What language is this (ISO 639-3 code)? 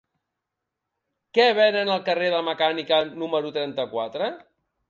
cat